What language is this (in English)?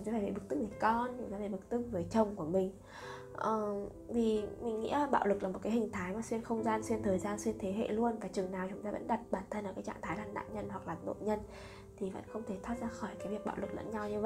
Vietnamese